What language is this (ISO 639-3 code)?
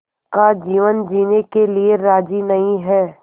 hin